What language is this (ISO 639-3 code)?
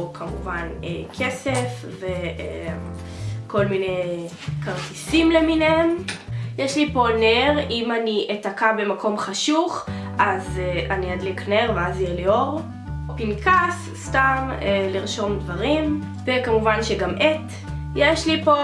heb